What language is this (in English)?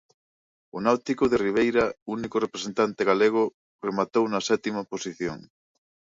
Galician